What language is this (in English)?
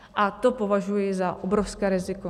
Czech